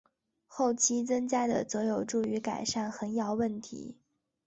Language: Chinese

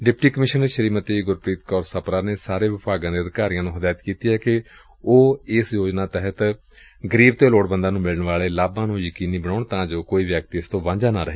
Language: Punjabi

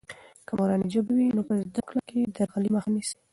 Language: Pashto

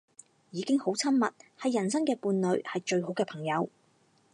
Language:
Cantonese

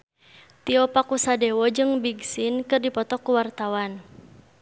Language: Sundanese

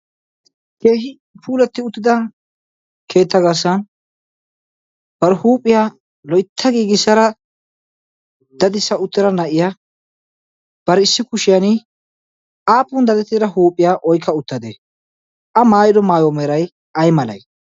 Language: Wolaytta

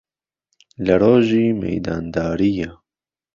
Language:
Central Kurdish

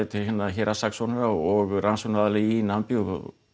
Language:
Icelandic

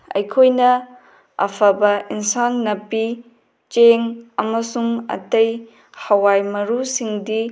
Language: Manipuri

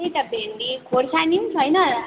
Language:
Nepali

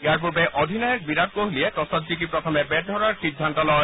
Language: Assamese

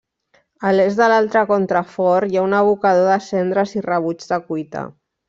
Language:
Catalan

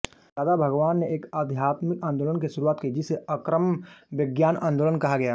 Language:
Hindi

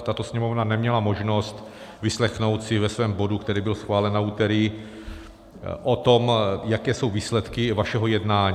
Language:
Czech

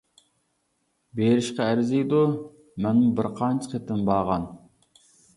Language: Uyghur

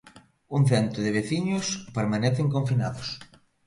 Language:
Galician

